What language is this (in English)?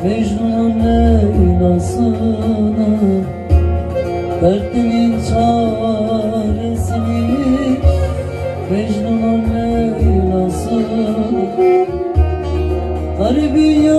Turkish